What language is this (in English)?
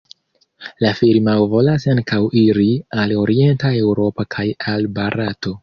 Esperanto